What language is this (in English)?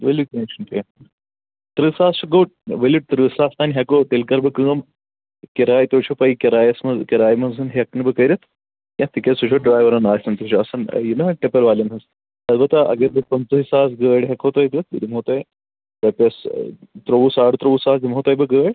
Kashmiri